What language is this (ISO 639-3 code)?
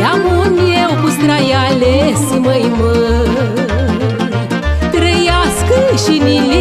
ron